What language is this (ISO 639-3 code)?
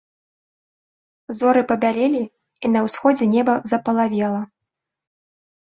bel